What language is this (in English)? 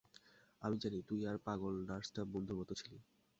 Bangla